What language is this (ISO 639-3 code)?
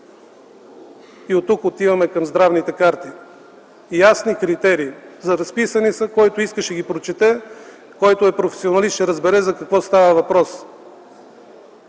bul